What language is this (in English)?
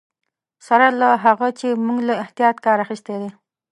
Pashto